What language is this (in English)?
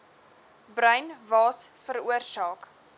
Afrikaans